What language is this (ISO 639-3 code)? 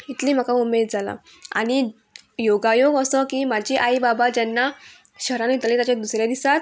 kok